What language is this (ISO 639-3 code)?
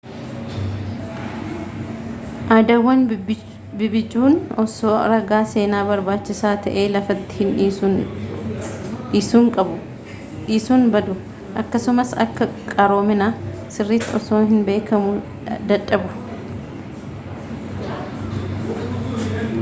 orm